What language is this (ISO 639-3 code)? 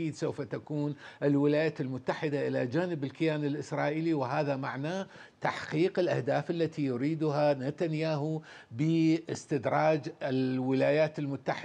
ara